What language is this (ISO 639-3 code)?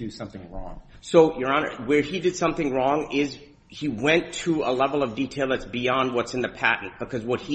eng